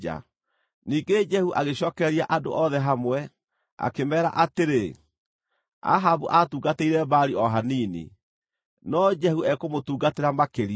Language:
Kikuyu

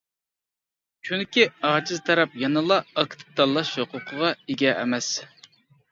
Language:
Uyghur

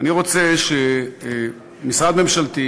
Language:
Hebrew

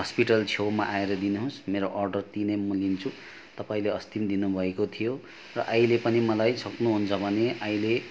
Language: Nepali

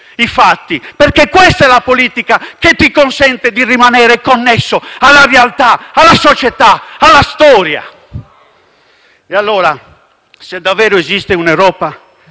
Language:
Italian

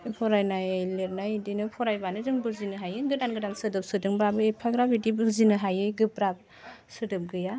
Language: Bodo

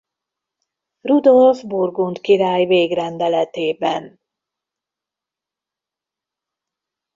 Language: Hungarian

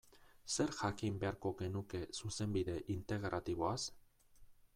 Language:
Basque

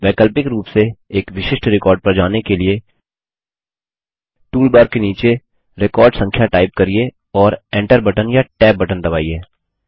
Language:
Hindi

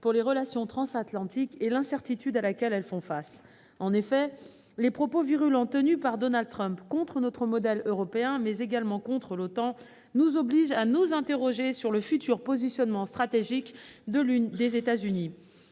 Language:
French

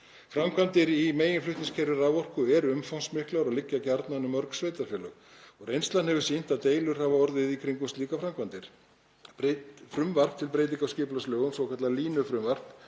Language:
Icelandic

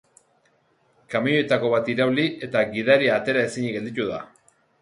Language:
Basque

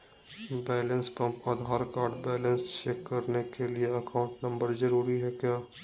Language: Magahi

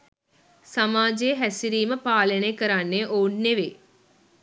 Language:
Sinhala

